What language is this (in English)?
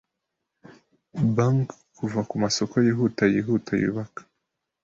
Kinyarwanda